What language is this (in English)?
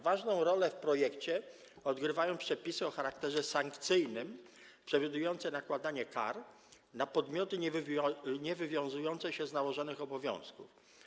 Polish